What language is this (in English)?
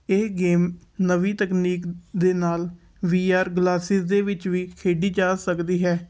Punjabi